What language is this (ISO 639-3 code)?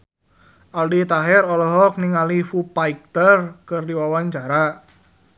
sun